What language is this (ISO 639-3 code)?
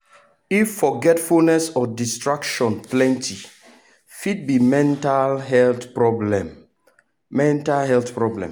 pcm